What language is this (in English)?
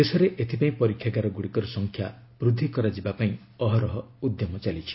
Odia